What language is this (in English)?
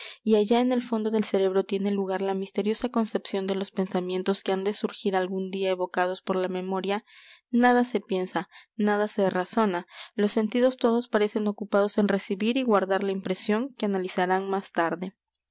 Spanish